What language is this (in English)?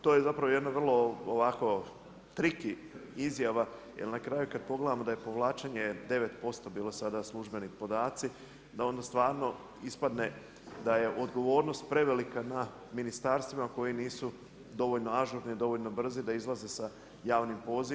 Croatian